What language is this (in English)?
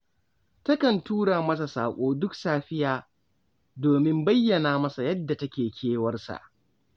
Hausa